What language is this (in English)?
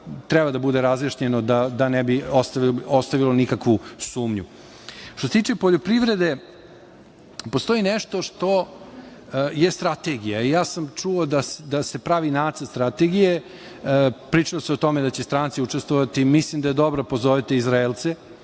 Serbian